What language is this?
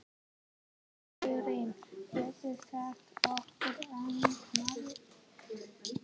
Icelandic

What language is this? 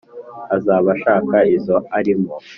Kinyarwanda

